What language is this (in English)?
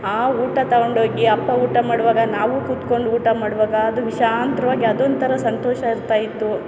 Kannada